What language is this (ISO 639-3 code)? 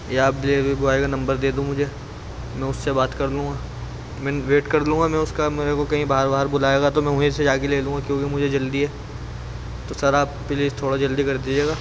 urd